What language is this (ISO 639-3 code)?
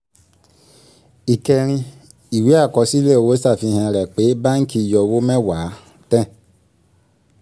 yor